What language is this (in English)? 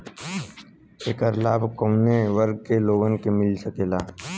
Bhojpuri